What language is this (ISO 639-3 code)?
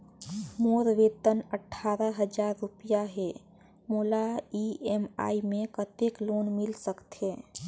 hne